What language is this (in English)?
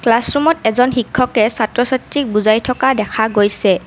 Assamese